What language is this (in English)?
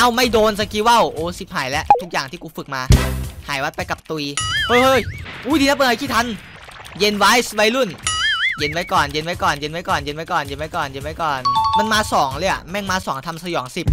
Thai